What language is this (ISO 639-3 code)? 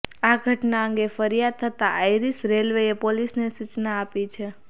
guj